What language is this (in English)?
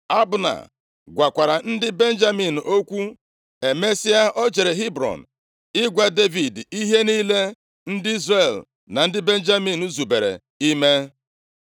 Igbo